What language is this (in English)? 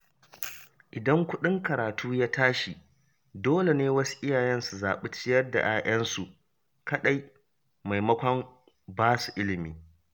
Hausa